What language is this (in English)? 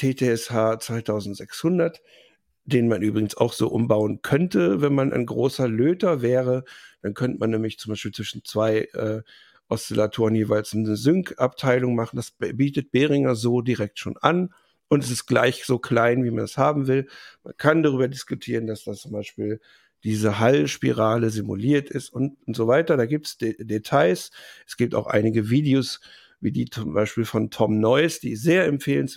German